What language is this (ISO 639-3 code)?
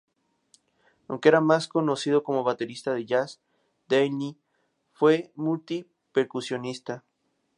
spa